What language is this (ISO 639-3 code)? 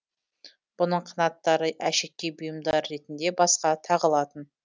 kaz